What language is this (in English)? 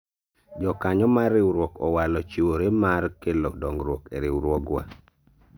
Luo (Kenya and Tanzania)